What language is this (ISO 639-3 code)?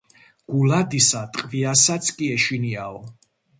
kat